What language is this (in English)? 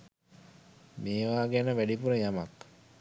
Sinhala